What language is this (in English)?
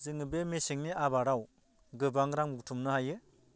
Bodo